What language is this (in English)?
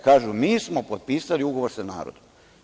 Serbian